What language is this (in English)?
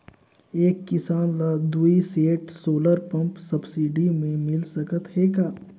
Chhattisgarhi